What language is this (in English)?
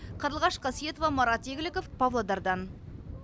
Kazakh